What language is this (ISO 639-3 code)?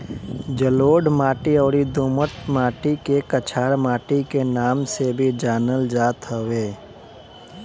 bho